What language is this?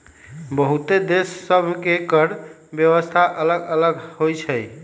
Magahi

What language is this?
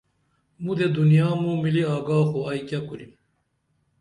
Dameli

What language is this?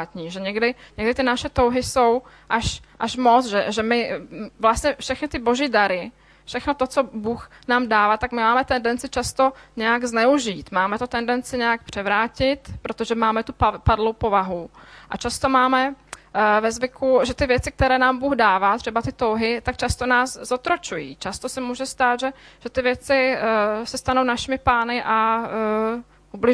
Czech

